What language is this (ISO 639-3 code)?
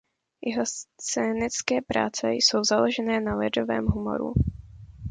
ces